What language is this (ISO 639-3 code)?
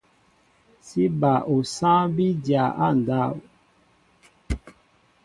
mbo